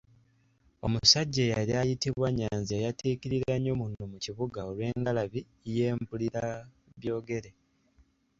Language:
Ganda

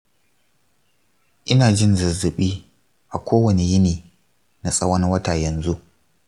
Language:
Hausa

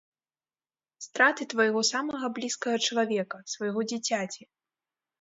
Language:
Belarusian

